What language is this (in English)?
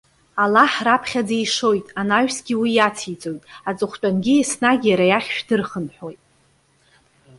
Abkhazian